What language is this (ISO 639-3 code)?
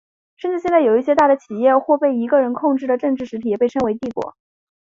zho